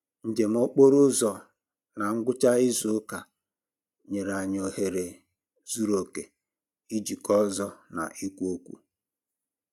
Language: Igbo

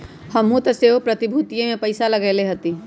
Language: Magahi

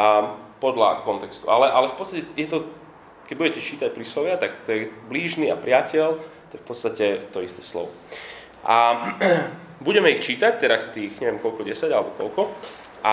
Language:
Slovak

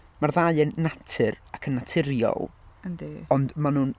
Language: Welsh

